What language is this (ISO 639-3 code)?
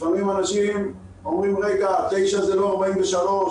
heb